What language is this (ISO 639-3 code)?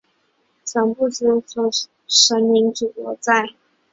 zho